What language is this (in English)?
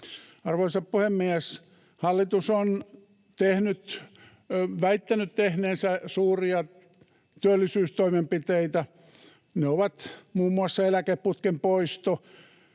Finnish